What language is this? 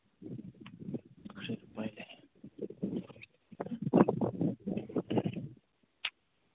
Manipuri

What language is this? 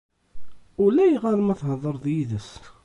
Kabyle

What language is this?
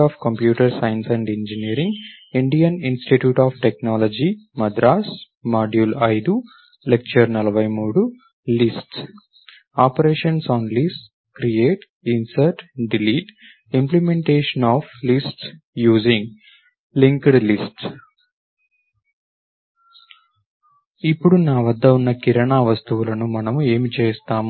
Telugu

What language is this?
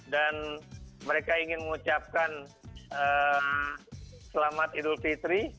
Indonesian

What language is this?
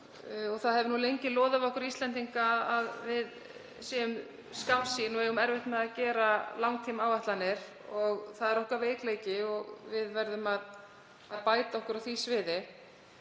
Icelandic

